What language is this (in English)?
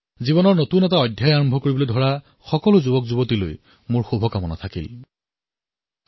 Assamese